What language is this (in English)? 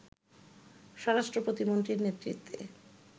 Bangla